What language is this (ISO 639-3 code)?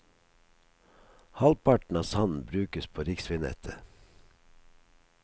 nor